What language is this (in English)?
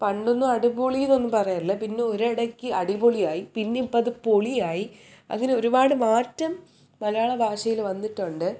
Malayalam